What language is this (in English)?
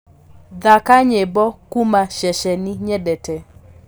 Kikuyu